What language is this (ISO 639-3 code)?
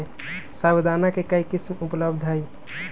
mag